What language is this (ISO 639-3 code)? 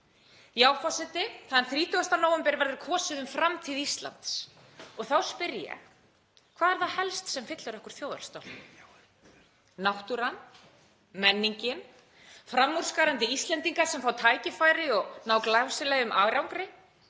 isl